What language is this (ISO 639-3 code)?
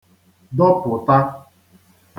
ibo